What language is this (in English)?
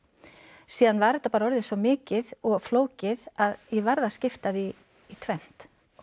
Icelandic